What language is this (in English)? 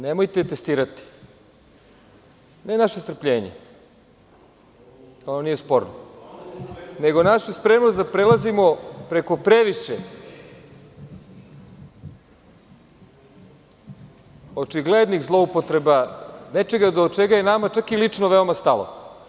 Serbian